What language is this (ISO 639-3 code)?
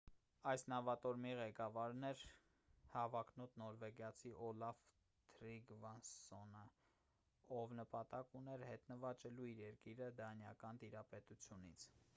hye